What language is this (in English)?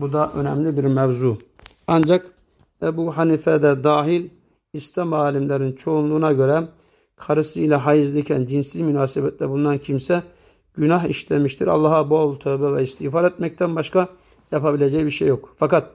Turkish